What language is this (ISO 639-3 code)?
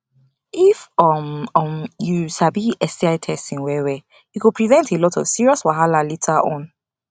pcm